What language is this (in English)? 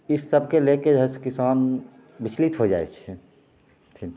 Maithili